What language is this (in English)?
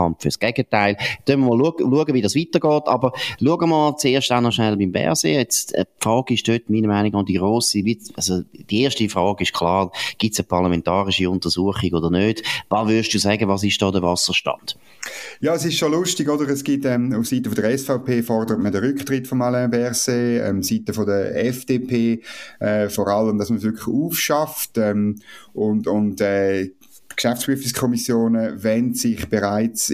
German